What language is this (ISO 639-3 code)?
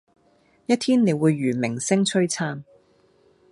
yue